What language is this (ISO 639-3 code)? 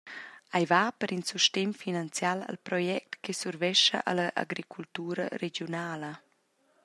roh